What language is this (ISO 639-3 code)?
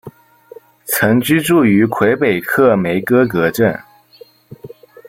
zho